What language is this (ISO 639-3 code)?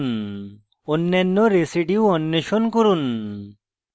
ben